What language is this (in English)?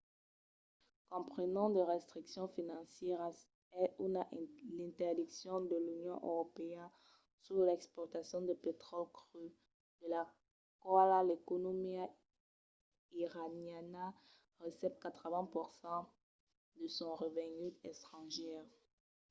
Occitan